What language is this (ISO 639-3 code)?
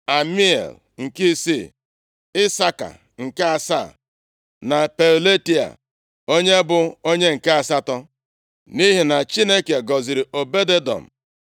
ibo